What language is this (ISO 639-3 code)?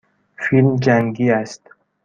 fas